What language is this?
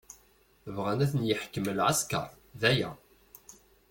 Kabyle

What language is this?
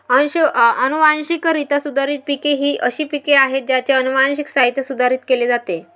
Marathi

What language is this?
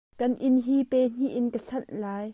Hakha Chin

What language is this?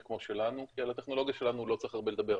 Hebrew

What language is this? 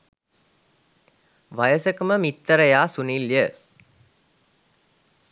Sinhala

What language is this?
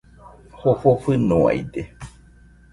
Nüpode Huitoto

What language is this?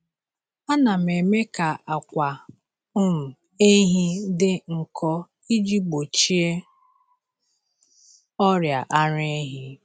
Igbo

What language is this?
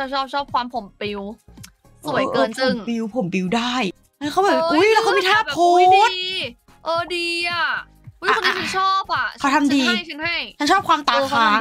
Thai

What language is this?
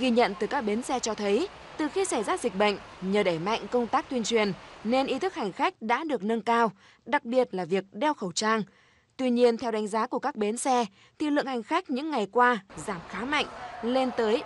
Vietnamese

